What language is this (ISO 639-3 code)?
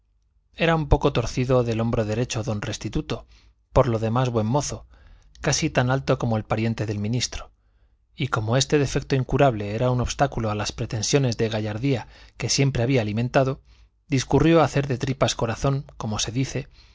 spa